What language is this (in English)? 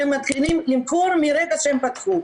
Hebrew